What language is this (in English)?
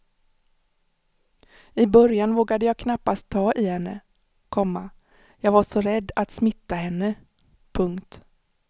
Swedish